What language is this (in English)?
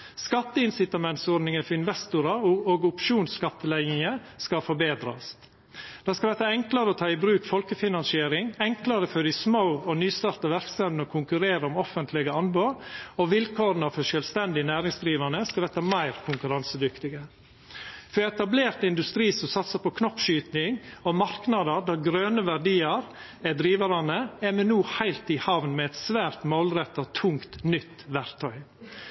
Norwegian Nynorsk